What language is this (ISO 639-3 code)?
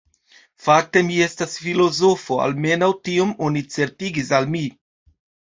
epo